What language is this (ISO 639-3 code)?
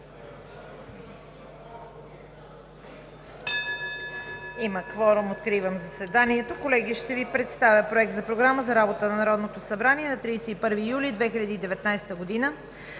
bul